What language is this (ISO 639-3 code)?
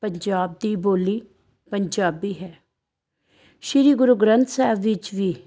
pan